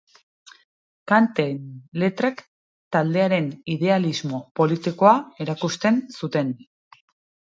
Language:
Basque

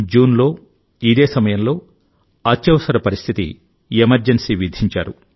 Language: Telugu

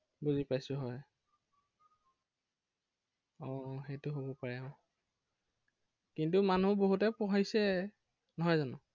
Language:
Assamese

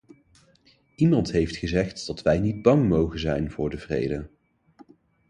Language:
Dutch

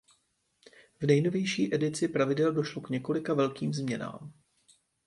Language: Czech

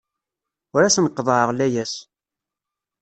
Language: Kabyle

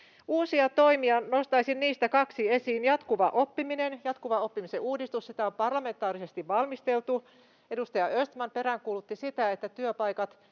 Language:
Finnish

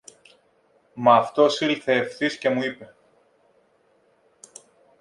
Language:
Greek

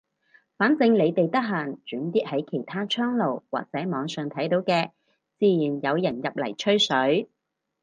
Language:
Cantonese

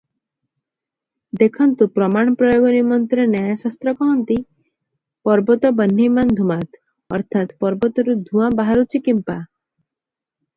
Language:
Odia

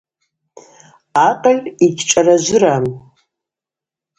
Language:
Abaza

